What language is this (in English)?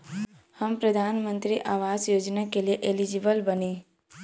Bhojpuri